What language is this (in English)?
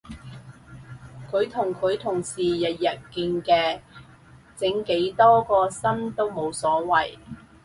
Cantonese